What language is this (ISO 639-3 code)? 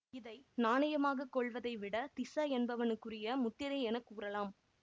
tam